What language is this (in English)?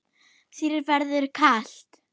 Icelandic